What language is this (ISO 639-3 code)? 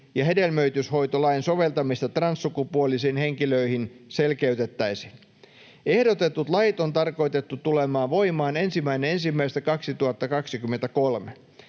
fin